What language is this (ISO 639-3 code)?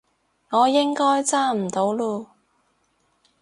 yue